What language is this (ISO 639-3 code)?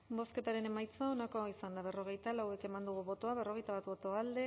eus